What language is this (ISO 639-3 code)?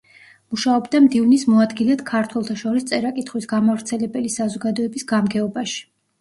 kat